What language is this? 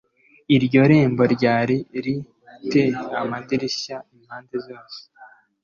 Kinyarwanda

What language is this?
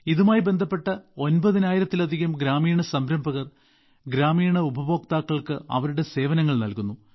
Malayalam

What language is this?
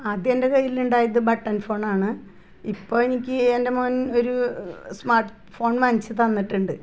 Malayalam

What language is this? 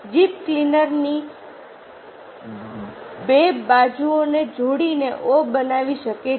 Gujarati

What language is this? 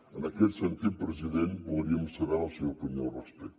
Catalan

